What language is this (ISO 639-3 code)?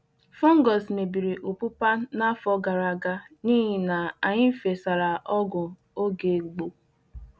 ibo